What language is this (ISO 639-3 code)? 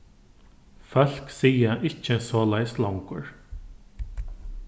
fao